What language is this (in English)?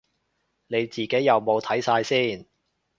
Cantonese